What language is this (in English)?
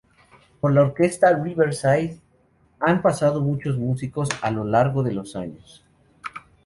Spanish